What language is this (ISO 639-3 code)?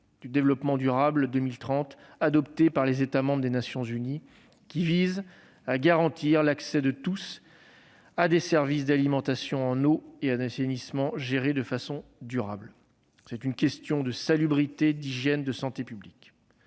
fra